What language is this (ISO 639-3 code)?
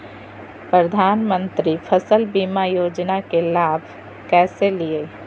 mag